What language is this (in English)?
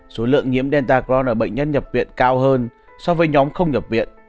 Vietnamese